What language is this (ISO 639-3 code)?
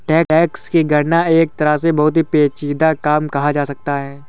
hin